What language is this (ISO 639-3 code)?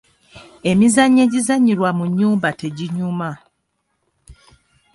lug